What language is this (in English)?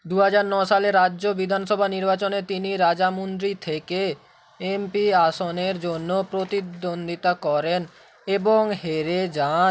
Bangla